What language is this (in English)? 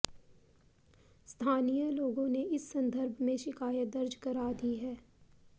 Hindi